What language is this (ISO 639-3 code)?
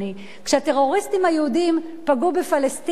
heb